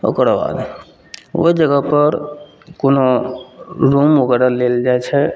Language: Maithili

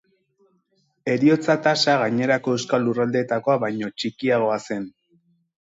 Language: Basque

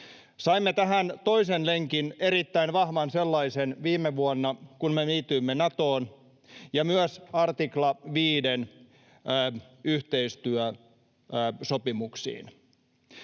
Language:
Finnish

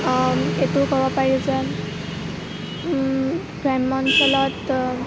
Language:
Assamese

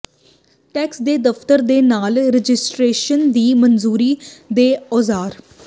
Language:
Punjabi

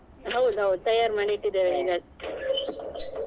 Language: Kannada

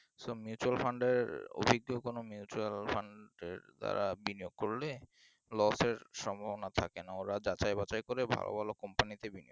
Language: Bangla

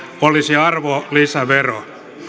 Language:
Finnish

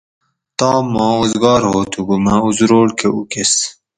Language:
Gawri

